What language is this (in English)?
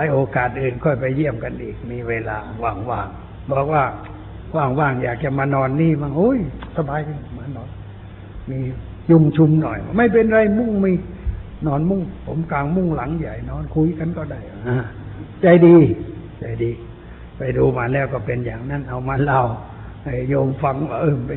Thai